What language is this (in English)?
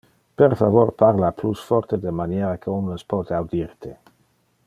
Interlingua